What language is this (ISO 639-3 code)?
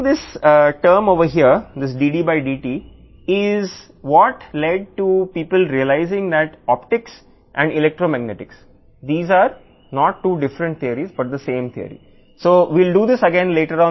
tel